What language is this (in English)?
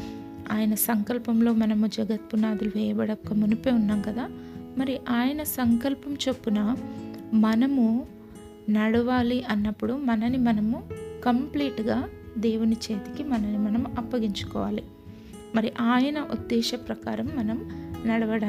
Telugu